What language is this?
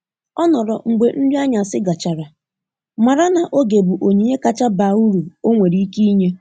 Igbo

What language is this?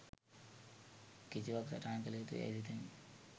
Sinhala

